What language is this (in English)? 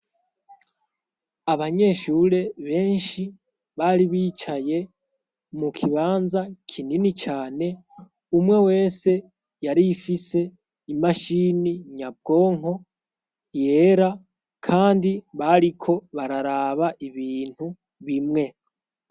Rundi